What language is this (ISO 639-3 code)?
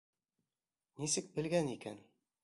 bak